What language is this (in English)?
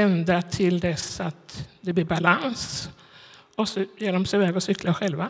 Swedish